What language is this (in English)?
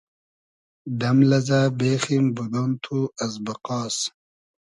Hazaragi